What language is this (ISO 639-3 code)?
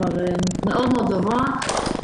heb